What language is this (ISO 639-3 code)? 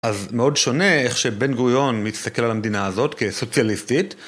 heb